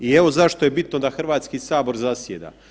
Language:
Croatian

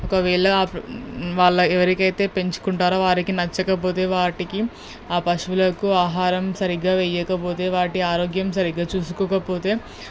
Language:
Telugu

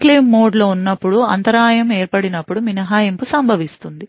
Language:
Telugu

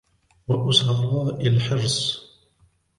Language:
Arabic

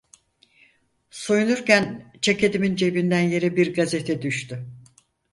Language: Turkish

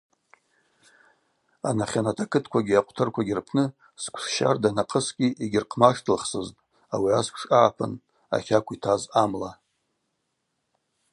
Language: Abaza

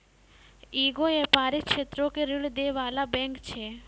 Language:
Maithili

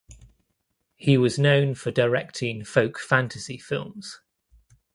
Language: English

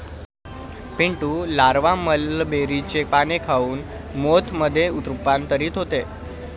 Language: Marathi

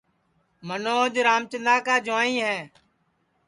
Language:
Sansi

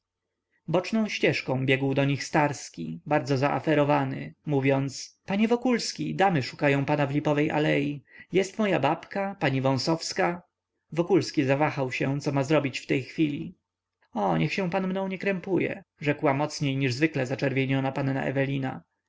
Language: Polish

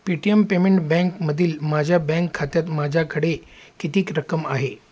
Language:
Marathi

